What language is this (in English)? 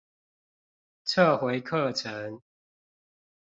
Chinese